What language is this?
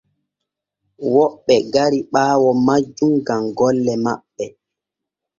Borgu Fulfulde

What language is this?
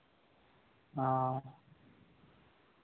Santali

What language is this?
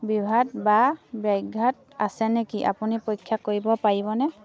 Assamese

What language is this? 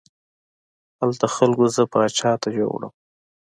Pashto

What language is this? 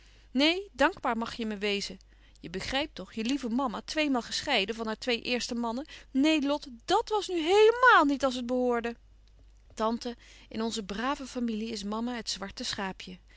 Dutch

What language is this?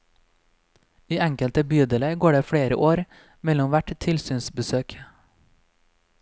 Norwegian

